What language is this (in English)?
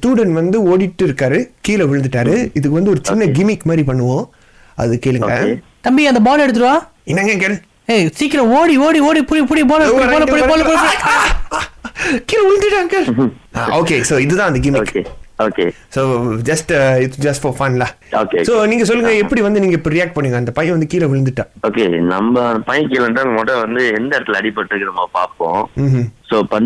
Tamil